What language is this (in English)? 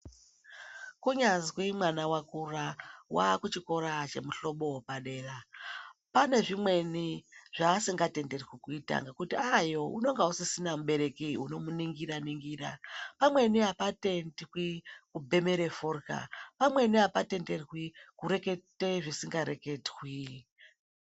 Ndau